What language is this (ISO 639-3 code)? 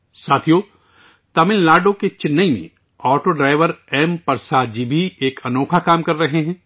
urd